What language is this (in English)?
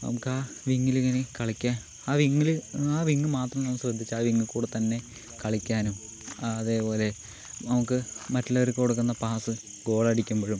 Malayalam